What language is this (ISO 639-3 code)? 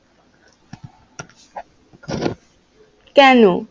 ben